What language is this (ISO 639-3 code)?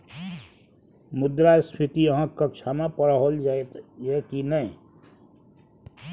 mai